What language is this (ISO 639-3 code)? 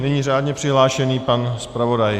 ces